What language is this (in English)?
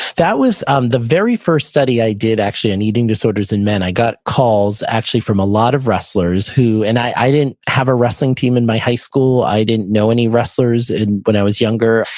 English